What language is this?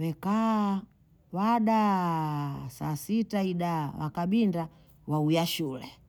Bondei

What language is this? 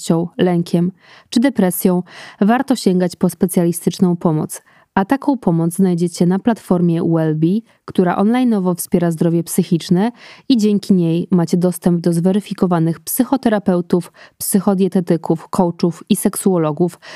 Polish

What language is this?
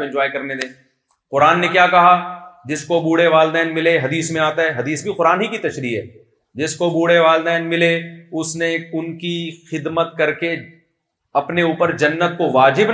Urdu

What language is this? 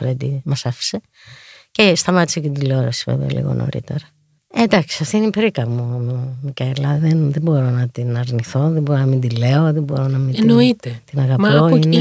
Greek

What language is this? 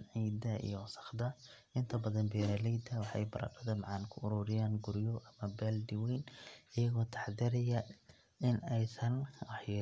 Somali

